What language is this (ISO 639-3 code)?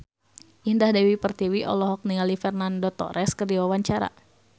sun